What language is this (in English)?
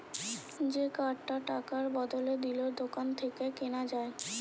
Bangla